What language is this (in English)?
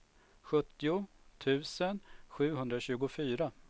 Swedish